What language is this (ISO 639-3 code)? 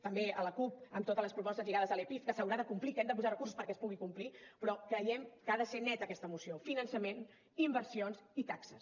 cat